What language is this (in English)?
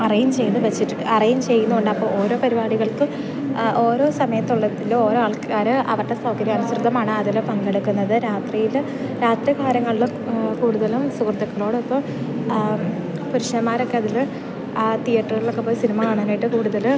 Malayalam